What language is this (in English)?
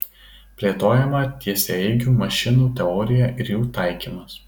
Lithuanian